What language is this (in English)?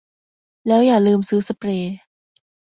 Thai